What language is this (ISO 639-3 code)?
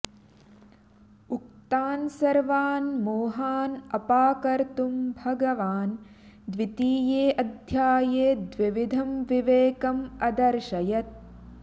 san